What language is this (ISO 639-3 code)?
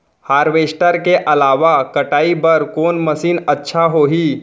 hne